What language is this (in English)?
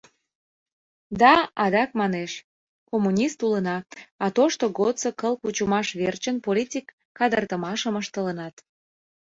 Mari